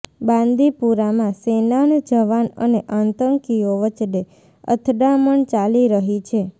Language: Gujarati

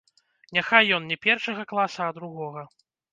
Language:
Belarusian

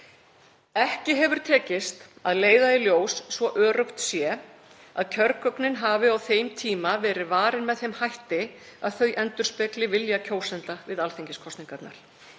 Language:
Icelandic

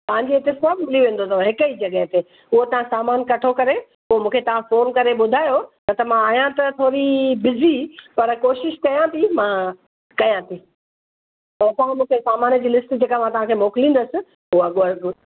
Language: Sindhi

